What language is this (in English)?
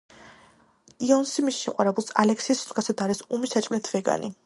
Georgian